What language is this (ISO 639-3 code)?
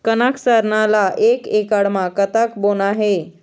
hne